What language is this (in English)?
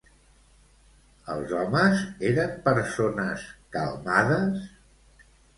Catalan